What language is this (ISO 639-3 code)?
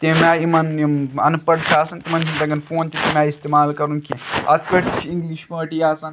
kas